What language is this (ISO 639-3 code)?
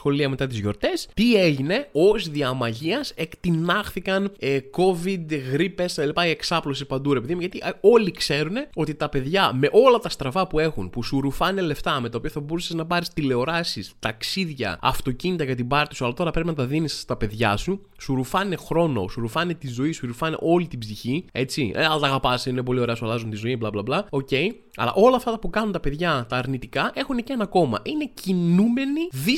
ell